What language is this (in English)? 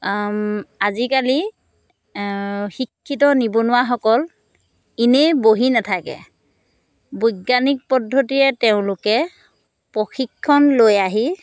Assamese